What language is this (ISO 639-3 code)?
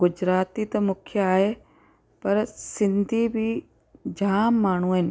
snd